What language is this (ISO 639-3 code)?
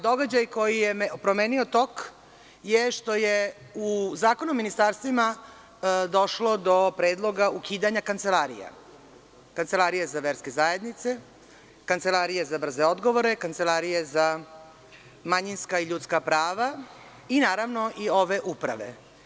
srp